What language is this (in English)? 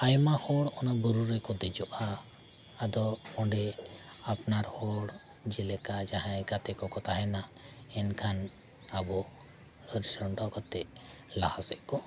Santali